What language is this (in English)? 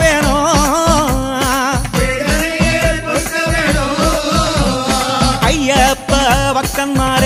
Tamil